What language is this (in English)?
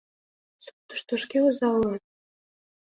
Mari